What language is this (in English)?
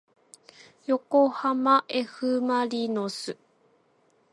Japanese